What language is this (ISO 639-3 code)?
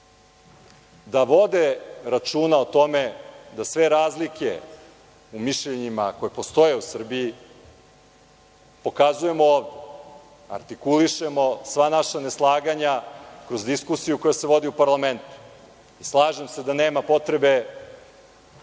srp